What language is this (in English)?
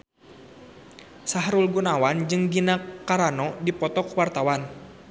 Sundanese